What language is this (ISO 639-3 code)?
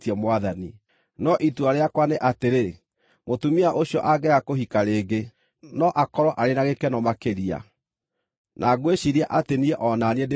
kik